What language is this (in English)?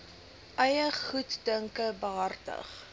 Afrikaans